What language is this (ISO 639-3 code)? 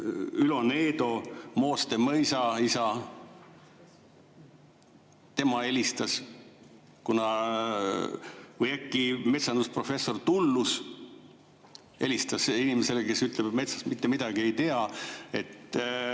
est